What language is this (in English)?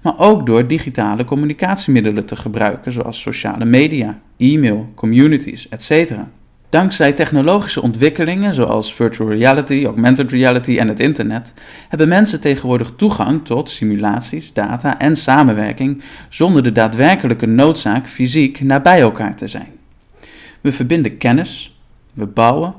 Dutch